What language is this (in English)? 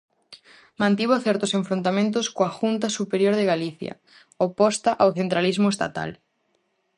Galician